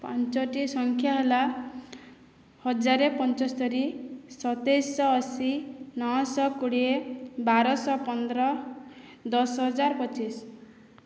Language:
Odia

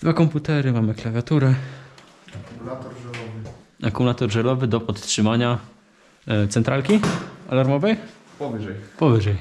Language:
Polish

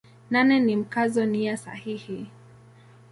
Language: Swahili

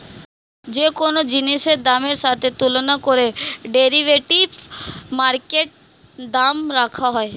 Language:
Bangla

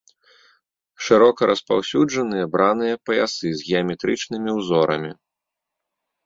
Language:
Belarusian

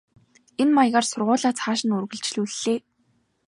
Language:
Mongolian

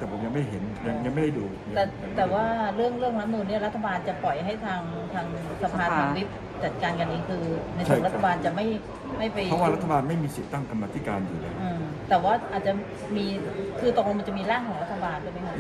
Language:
Thai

